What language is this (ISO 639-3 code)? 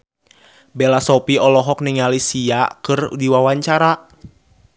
sun